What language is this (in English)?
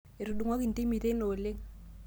Masai